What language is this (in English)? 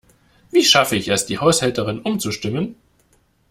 German